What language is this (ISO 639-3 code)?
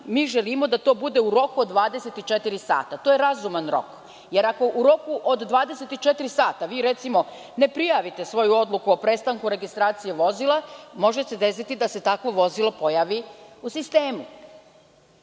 srp